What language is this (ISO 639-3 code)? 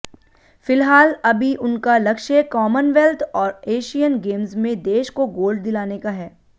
hin